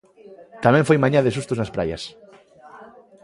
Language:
Galician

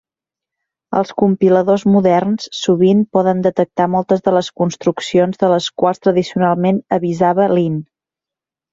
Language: Catalan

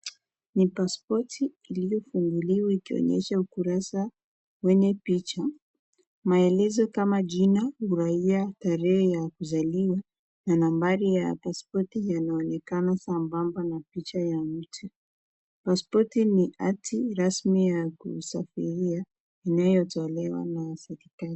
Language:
Swahili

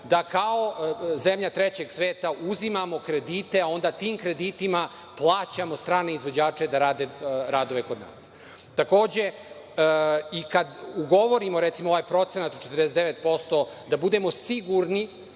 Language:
Serbian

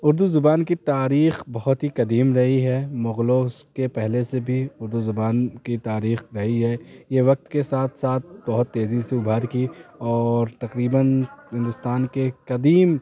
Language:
Urdu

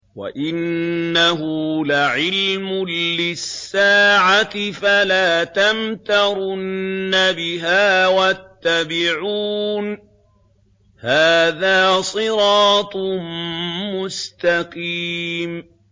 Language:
Arabic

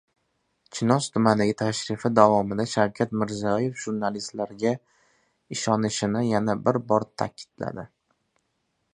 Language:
Uzbek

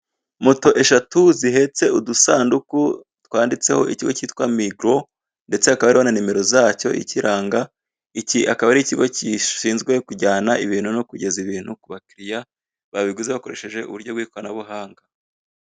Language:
Kinyarwanda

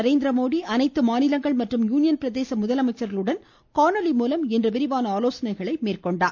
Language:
Tamil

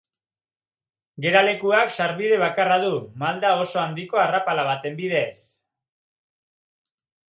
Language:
Basque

